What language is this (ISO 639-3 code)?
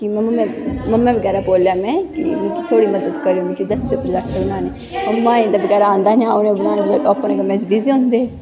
doi